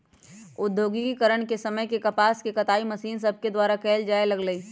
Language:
Magahi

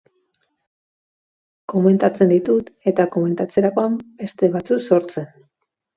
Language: Basque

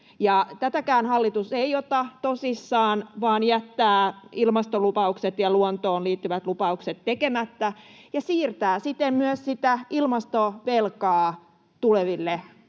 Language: Finnish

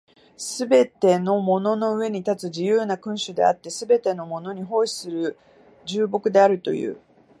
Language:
Japanese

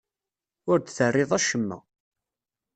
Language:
Kabyle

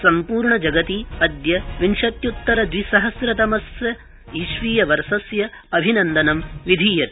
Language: Sanskrit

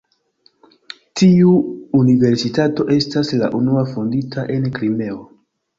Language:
Esperanto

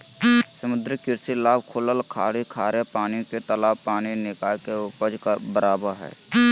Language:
Magahi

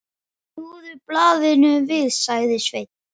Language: Icelandic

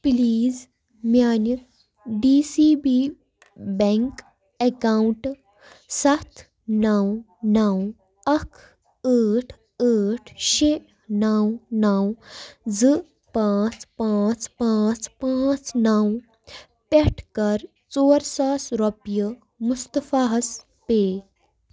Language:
Kashmiri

